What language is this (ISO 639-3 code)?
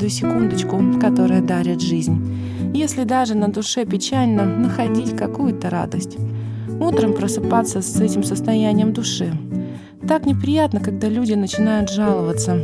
rus